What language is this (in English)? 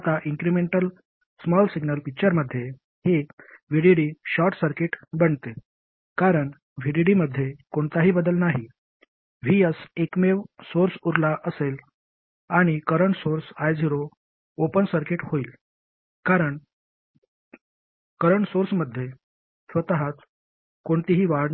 Marathi